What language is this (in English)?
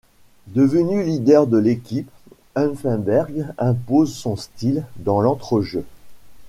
French